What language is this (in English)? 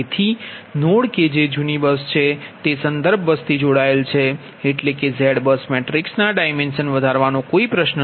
Gujarati